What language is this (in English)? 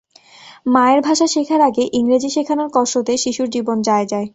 Bangla